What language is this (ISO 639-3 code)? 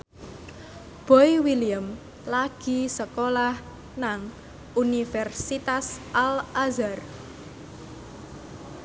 jav